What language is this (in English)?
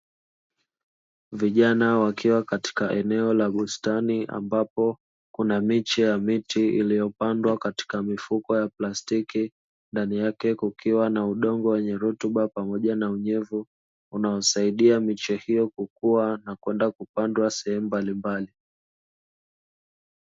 Swahili